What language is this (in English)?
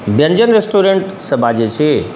Maithili